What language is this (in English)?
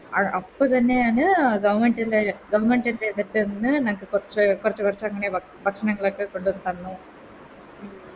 Malayalam